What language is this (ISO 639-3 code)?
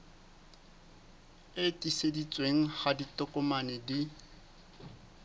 sot